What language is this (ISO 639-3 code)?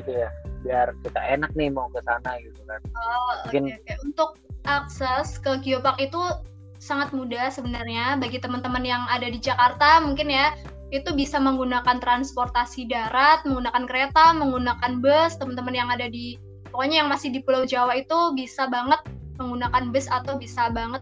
ind